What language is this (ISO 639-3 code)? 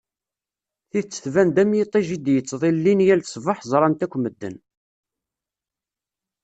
kab